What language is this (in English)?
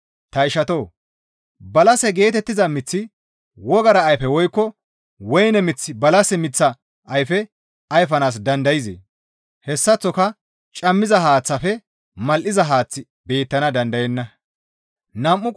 Gamo